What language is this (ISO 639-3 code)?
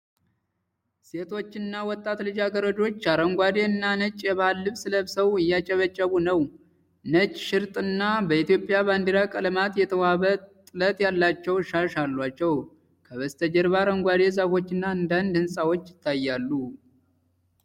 amh